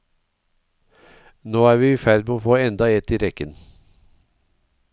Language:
Norwegian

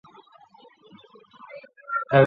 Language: Chinese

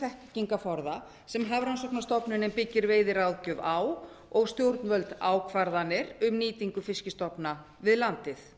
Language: Icelandic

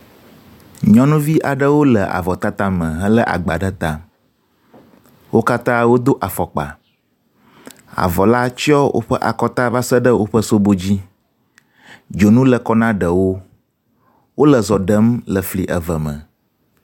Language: Ewe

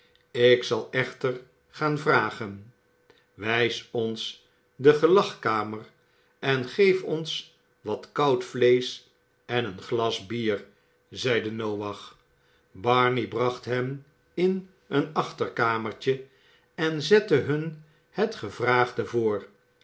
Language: Dutch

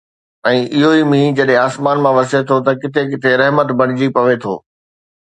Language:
Sindhi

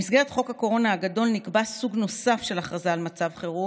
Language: Hebrew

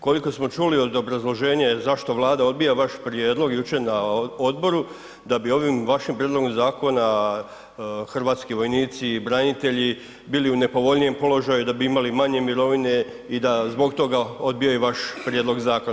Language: Croatian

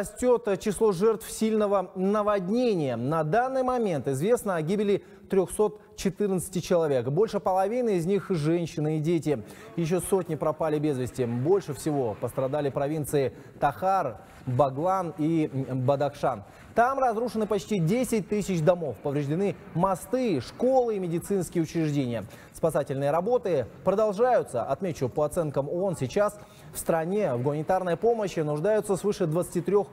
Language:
Russian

